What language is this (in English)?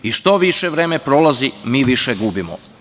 Serbian